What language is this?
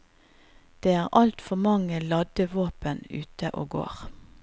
Norwegian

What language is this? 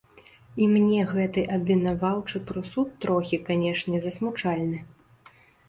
Belarusian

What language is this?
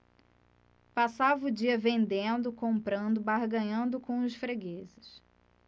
Portuguese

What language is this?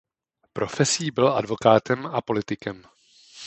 Czech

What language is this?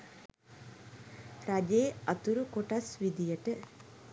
Sinhala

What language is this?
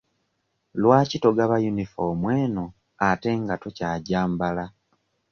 Ganda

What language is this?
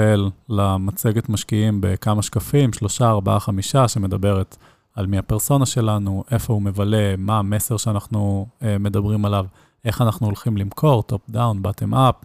Hebrew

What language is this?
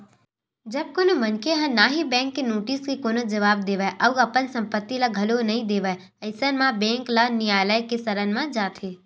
Chhattisgarhi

